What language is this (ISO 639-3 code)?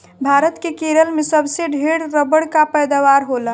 bho